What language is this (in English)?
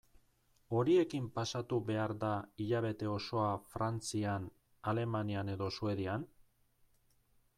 Basque